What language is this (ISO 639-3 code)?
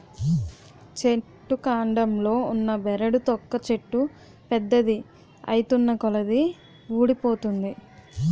tel